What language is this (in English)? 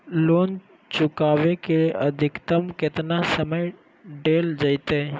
Magahi